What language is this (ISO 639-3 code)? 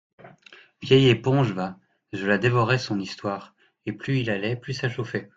fra